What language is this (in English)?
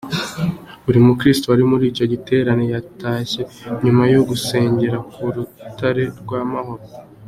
Kinyarwanda